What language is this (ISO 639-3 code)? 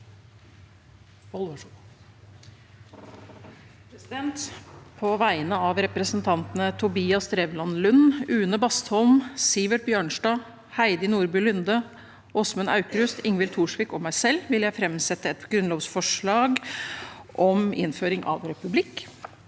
nor